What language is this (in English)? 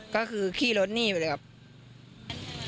Thai